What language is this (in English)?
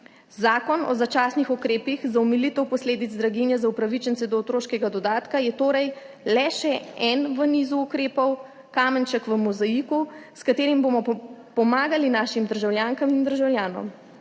Slovenian